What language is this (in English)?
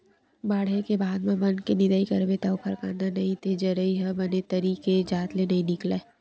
Chhattisgarhi